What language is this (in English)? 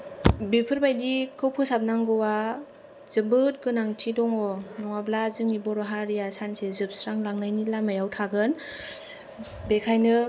Bodo